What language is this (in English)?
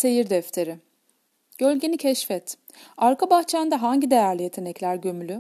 Turkish